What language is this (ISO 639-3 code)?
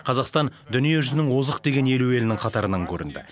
kaz